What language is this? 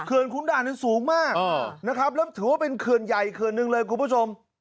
Thai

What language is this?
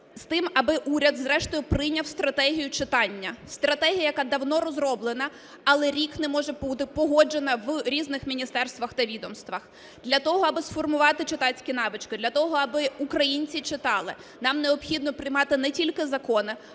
Ukrainian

